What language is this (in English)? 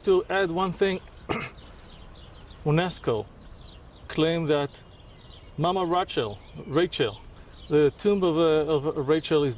English